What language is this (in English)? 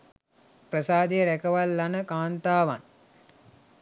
Sinhala